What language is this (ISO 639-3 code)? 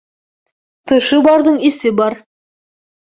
bak